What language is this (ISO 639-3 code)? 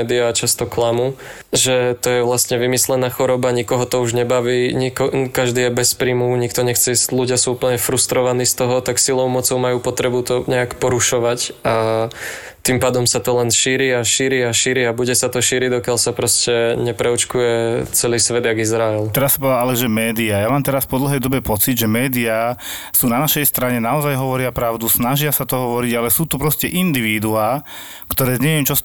slk